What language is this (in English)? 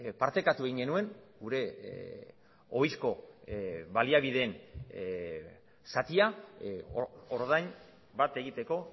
Basque